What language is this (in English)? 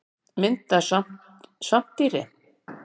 Icelandic